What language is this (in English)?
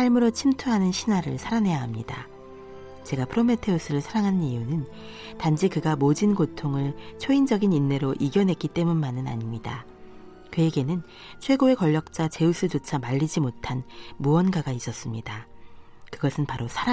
Korean